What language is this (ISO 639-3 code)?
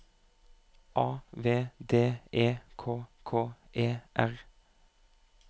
nor